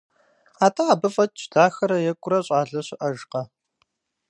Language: Kabardian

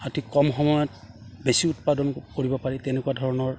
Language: Assamese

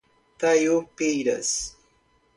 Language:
Portuguese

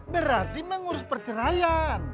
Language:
Indonesian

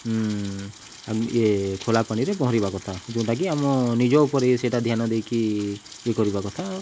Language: Odia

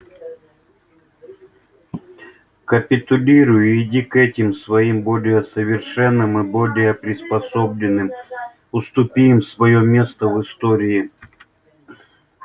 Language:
Russian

